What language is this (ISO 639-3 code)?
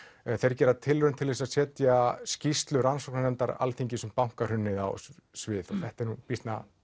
isl